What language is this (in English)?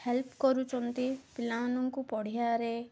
Odia